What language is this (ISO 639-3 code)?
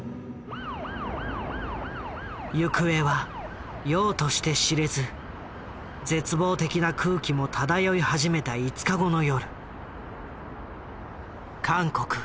jpn